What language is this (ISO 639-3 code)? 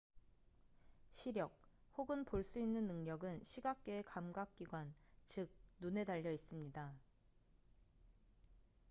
kor